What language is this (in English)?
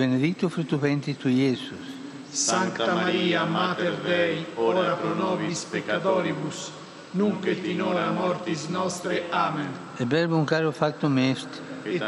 Slovak